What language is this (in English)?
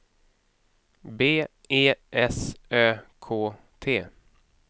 Swedish